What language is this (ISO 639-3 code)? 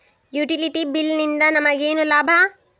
kan